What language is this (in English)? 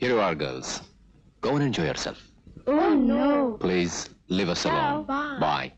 Hindi